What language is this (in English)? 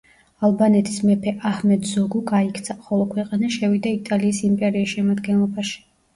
Georgian